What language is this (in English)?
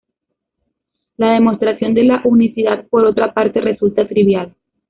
Spanish